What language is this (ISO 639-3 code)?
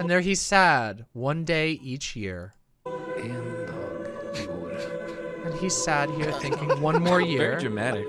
eng